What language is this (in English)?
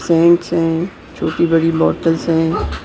Hindi